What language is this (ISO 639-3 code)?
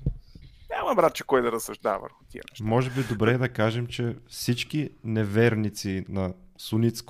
bul